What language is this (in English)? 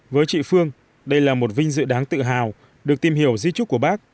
Vietnamese